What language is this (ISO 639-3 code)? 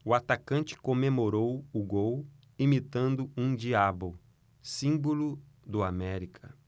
por